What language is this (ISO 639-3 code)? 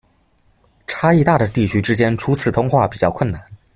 zho